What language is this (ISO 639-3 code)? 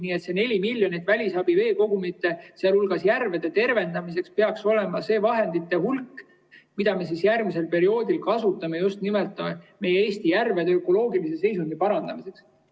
est